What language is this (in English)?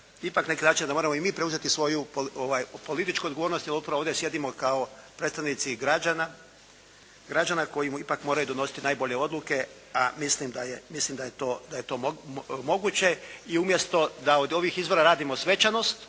Croatian